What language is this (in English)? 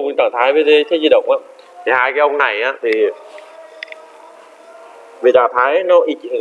Vietnamese